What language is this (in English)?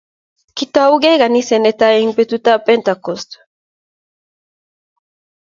Kalenjin